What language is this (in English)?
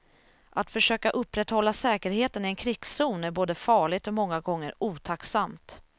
Swedish